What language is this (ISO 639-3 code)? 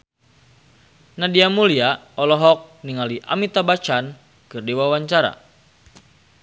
sun